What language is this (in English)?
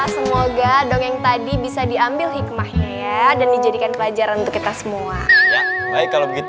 Indonesian